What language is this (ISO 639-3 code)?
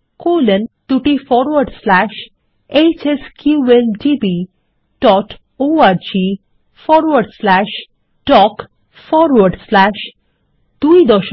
ben